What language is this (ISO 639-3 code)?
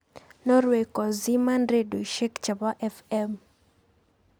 kln